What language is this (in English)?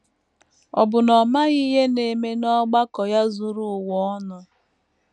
Igbo